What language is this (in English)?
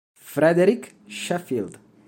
Italian